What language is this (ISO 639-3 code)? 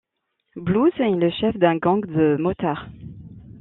fra